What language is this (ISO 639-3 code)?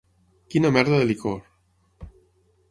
cat